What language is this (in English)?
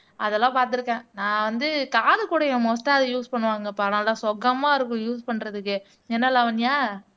Tamil